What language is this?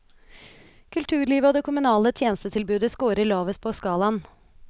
Norwegian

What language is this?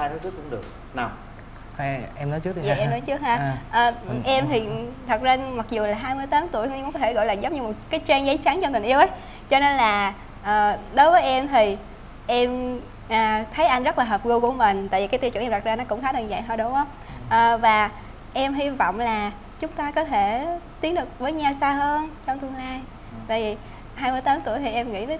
Vietnamese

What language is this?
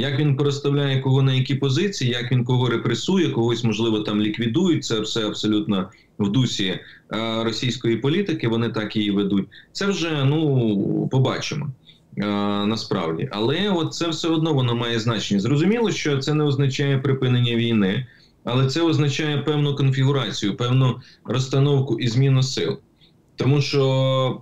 Ukrainian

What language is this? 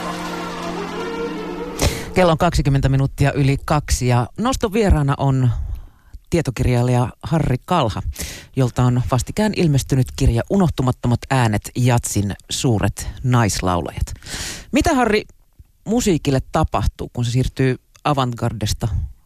Finnish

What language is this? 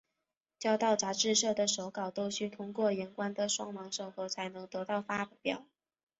Chinese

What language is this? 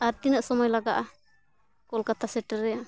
Santali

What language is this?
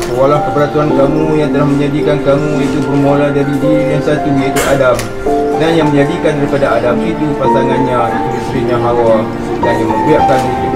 Malay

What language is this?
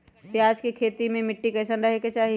Magahi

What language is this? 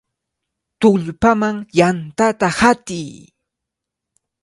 Cajatambo North Lima Quechua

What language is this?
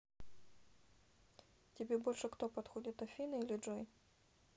Russian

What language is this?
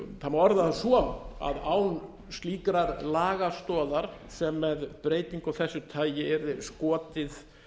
Icelandic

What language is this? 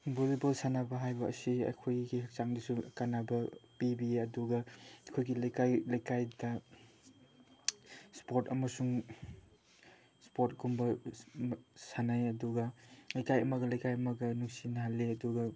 Manipuri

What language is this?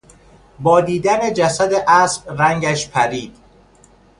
Persian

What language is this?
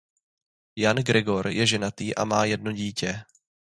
Czech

